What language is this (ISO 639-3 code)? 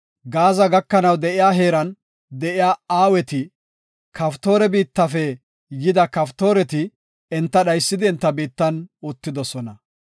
gof